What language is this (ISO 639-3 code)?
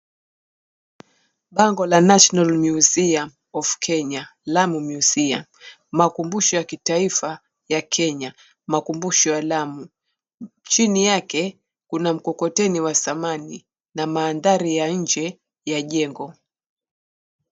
swa